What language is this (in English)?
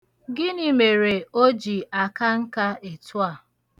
Igbo